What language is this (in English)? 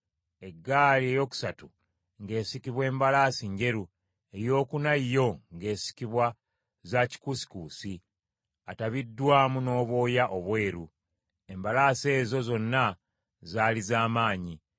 Ganda